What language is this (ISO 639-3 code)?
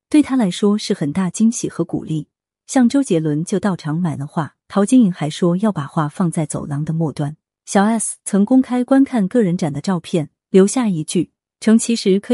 zho